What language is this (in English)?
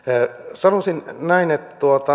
Finnish